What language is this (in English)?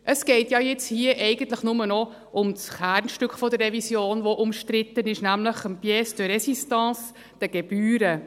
Swiss German